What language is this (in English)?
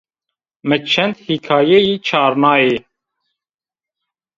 Zaza